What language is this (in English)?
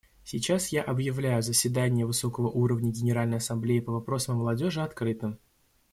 Russian